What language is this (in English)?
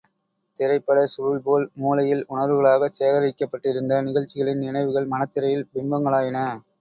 Tamil